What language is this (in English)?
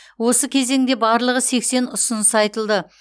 Kazakh